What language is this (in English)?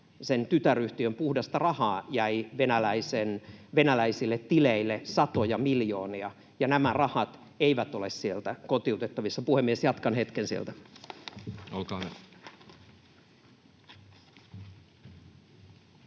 Finnish